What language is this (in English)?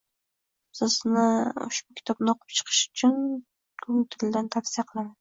Uzbek